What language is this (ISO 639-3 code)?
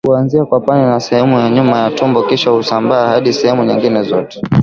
swa